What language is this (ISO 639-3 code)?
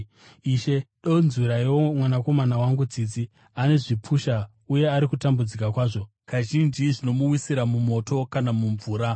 sna